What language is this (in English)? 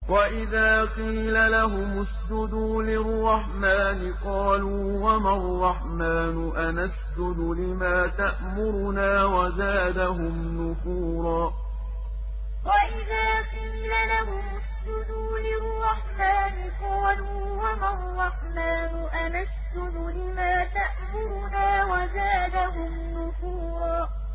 Arabic